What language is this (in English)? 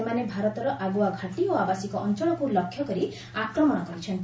Odia